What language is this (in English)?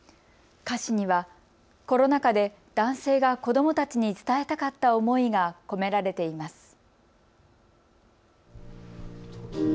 Japanese